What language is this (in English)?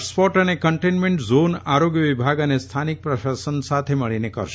Gujarati